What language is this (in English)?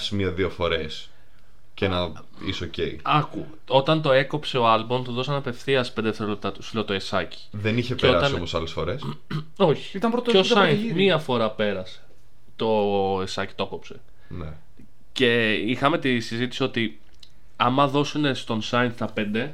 Greek